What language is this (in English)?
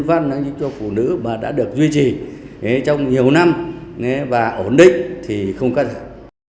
Vietnamese